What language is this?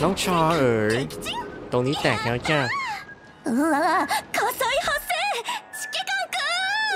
Thai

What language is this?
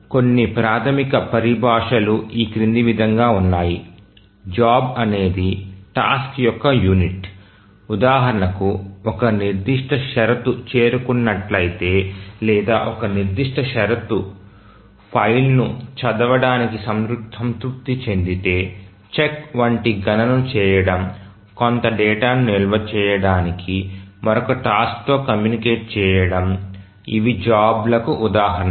Telugu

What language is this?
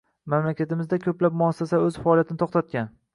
Uzbek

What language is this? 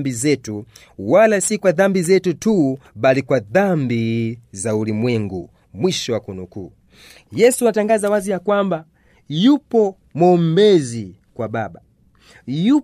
Swahili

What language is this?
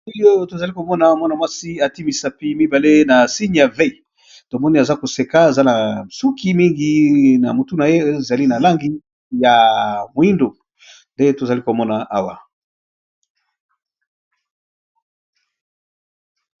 Lingala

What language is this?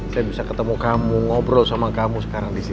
Indonesian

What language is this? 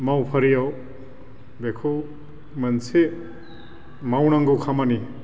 Bodo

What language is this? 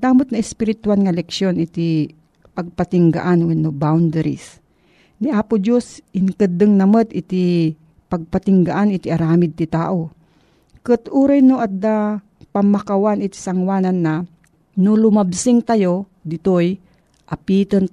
Filipino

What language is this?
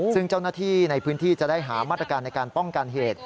Thai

